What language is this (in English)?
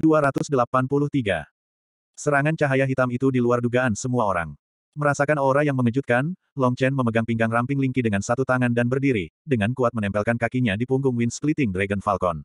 Indonesian